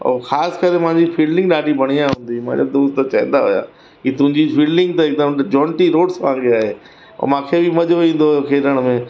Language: Sindhi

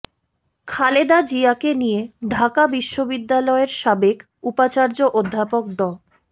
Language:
Bangla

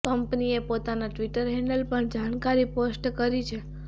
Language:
Gujarati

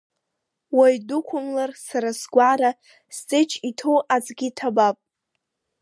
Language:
Abkhazian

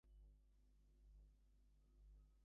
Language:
English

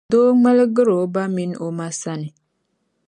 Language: Dagbani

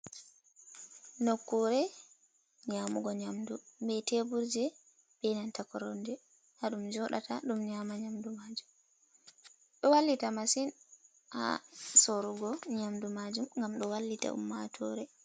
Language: Fula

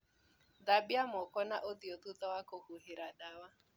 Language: Kikuyu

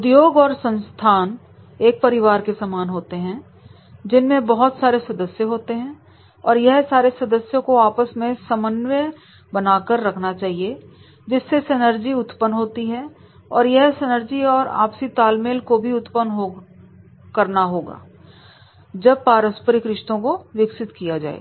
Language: Hindi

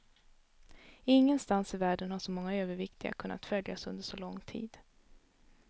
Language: Swedish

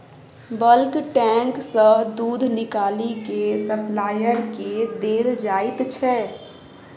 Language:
Maithili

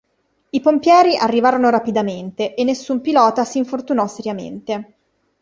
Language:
Italian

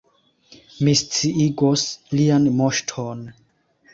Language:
Esperanto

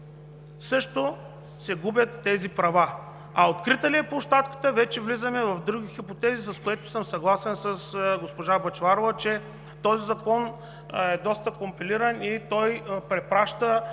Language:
Bulgarian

